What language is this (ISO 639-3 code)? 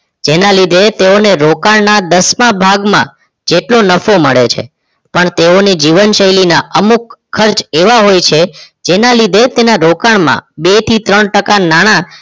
guj